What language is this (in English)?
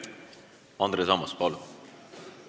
Estonian